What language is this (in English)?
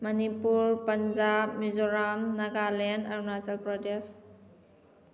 Manipuri